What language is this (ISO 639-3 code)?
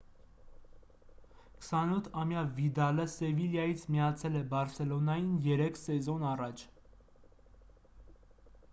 hye